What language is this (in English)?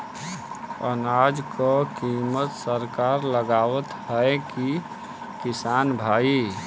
Bhojpuri